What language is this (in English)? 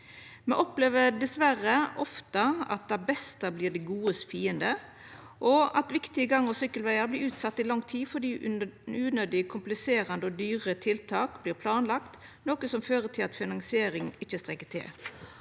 Norwegian